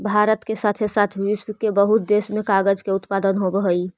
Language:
Magahi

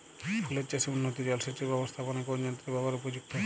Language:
Bangla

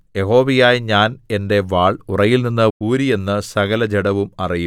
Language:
Malayalam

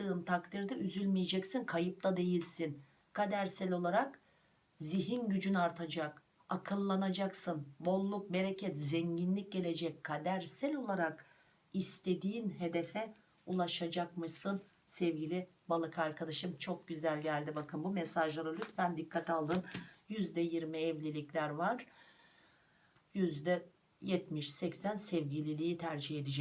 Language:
Turkish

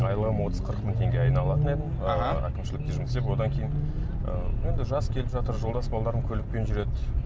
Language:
Kazakh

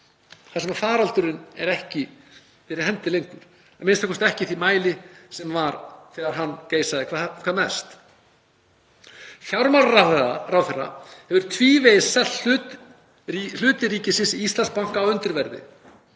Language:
Icelandic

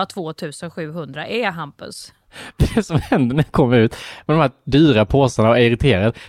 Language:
Swedish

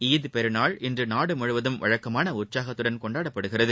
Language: Tamil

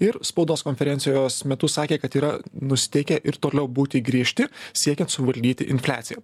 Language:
Lithuanian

